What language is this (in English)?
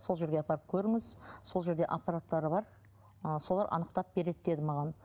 Kazakh